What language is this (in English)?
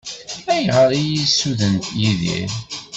Kabyle